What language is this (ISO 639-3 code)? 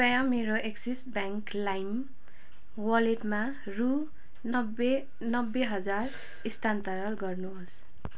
nep